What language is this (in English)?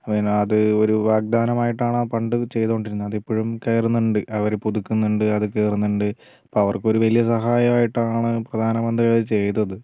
Malayalam